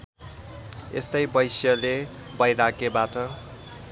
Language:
Nepali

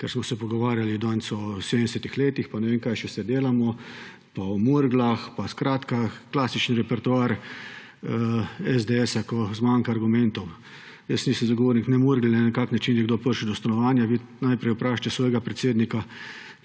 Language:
Slovenian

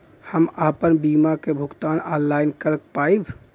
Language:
Bhojpuri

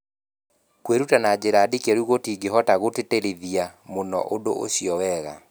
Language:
Kikuyu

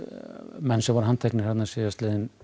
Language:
Icelandic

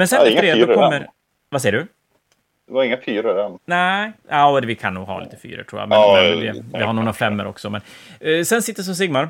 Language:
Swedish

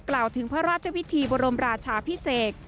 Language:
Thai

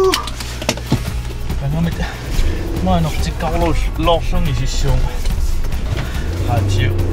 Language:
French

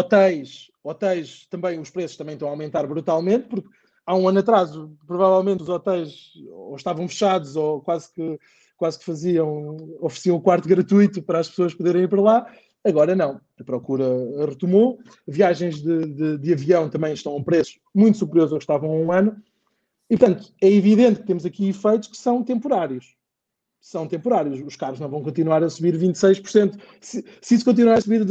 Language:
Portuguese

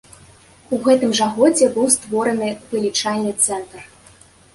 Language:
Belarusian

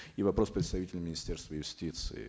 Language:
Kazakh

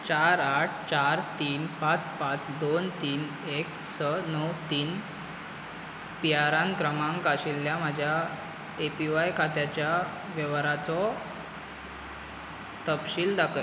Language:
Konkani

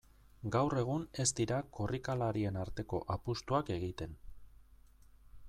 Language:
Basque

